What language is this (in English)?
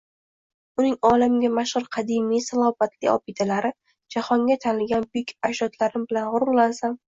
Uzbek